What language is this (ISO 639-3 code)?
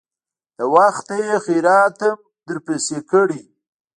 pus